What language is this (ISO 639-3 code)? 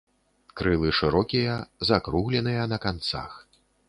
bel